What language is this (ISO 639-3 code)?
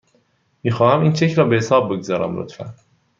fas